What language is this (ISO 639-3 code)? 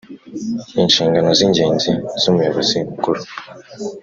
kin